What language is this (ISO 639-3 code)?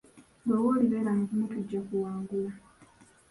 lug